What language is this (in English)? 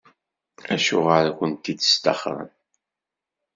Kabyle